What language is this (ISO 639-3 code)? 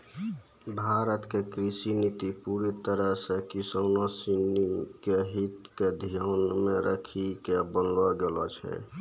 mai